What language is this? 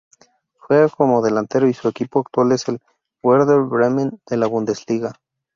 Spanish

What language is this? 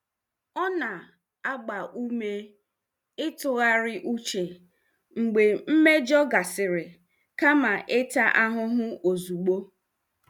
Igbo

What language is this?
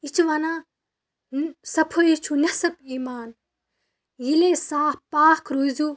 Kashmiri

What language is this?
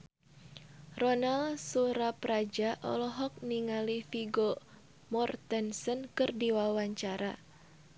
Sundanese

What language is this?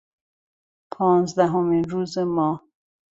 Persian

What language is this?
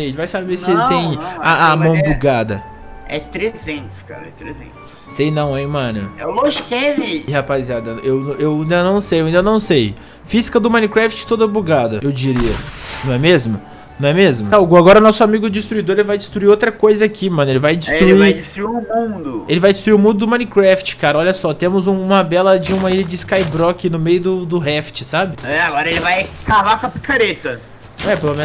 Portuguese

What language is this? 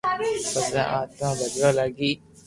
Loarki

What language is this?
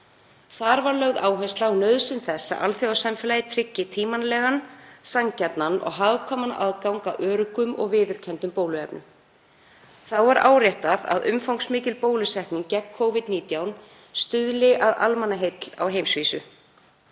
Icelandic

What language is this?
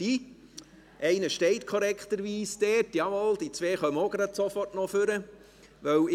Swiss German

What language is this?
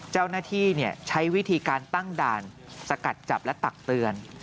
Thai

